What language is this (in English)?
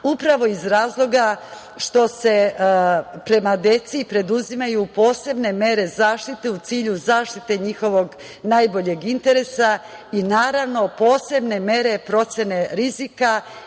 Serbian